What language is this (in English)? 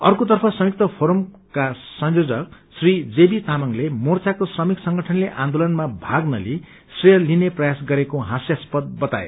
Nepali